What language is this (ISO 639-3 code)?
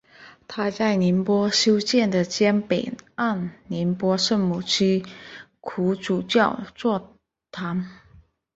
zho